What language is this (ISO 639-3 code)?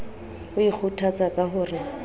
sot